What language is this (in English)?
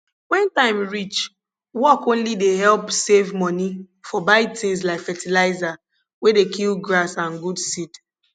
Nigerian Pidgin